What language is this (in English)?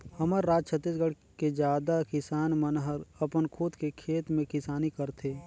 Chhattisgarhi